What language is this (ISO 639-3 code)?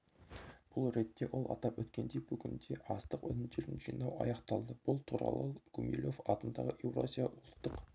kaz